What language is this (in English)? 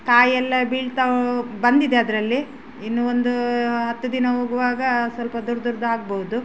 Kannada